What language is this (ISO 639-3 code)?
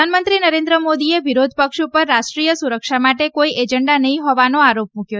guj